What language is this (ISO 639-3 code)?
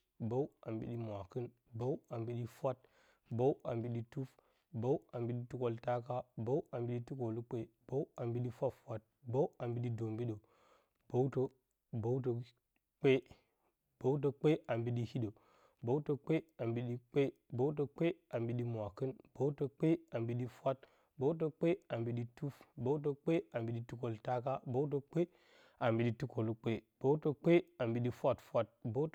bcy